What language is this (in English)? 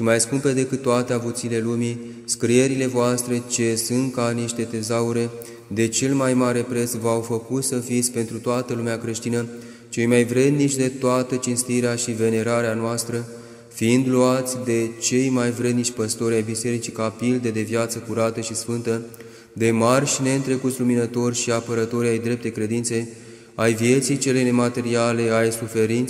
Romanian